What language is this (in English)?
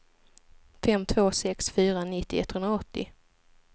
Swedish